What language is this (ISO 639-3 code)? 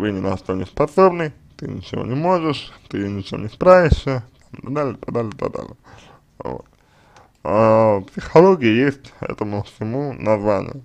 rus